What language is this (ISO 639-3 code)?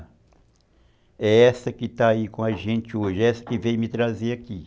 por